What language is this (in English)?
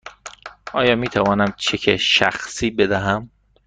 Persian